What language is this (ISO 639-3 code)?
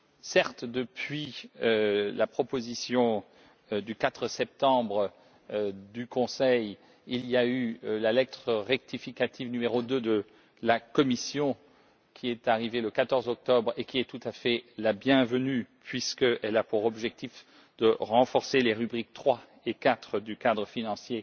fra